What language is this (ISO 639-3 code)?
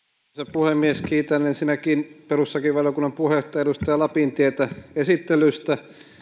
fin